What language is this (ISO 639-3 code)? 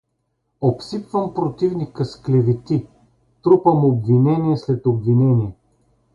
bul